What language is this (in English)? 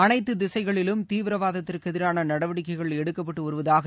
Tamil